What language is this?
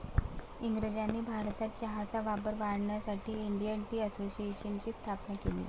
Marathi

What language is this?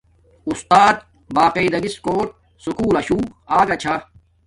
Domaaki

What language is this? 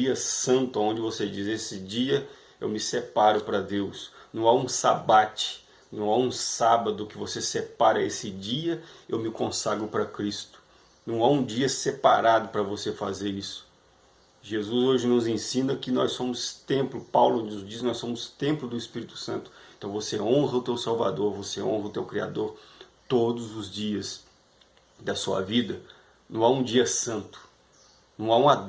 Portuguese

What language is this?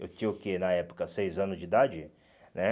Portuguese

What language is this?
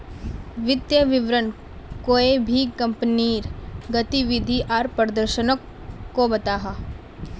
Magahi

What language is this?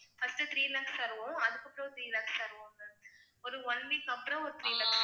Tamil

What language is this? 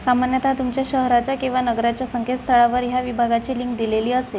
Marathi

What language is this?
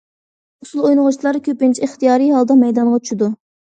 Uyghur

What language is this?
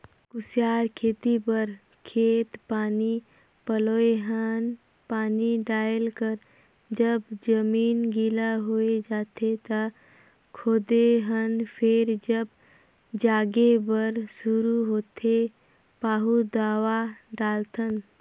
Chhattisgarhi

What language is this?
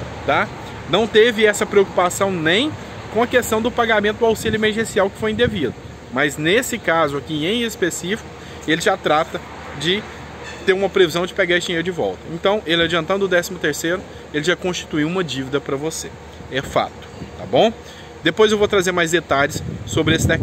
Portuguese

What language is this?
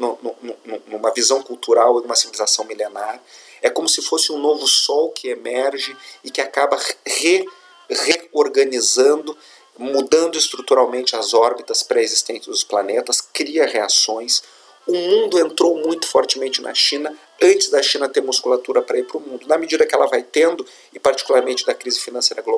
Portuguese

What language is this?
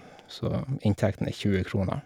Norwegian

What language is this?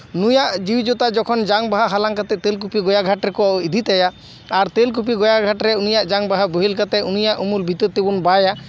Santali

